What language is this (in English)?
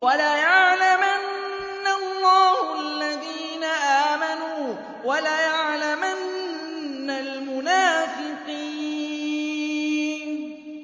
Arabic